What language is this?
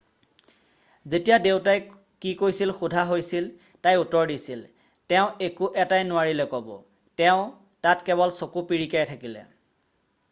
Assamese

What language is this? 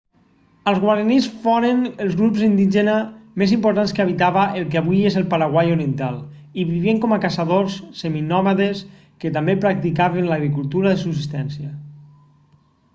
Catalan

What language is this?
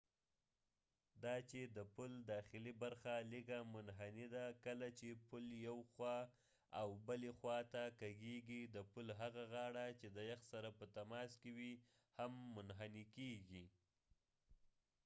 Pashto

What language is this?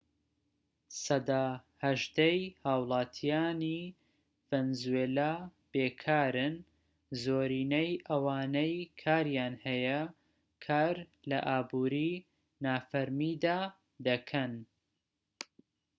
Central Kurdish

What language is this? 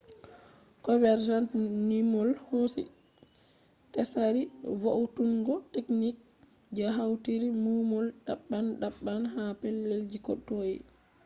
Fula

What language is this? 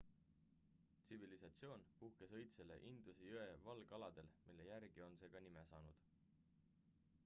Estonian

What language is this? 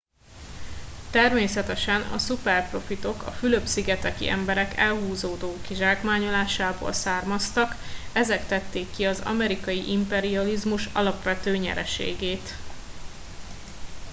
Hungarian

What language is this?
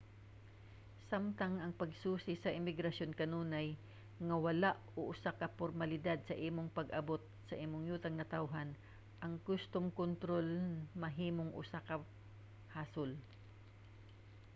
Cebuano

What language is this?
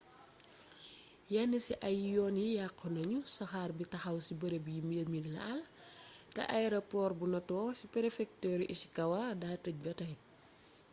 Wolof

